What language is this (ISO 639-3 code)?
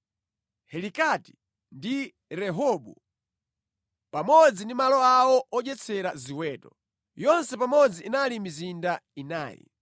nya